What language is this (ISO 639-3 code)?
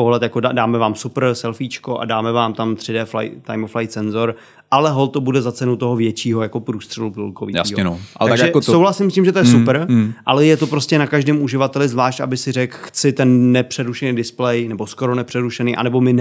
ces